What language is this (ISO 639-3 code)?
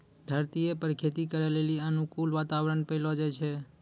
mai